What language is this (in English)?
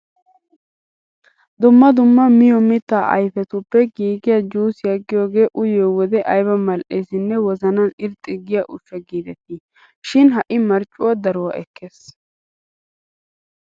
Wolaytta